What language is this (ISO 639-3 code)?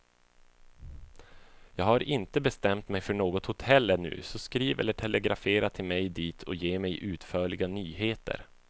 swe